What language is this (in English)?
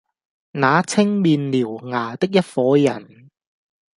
Cantonese